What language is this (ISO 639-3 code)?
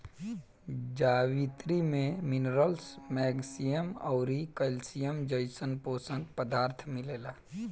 bho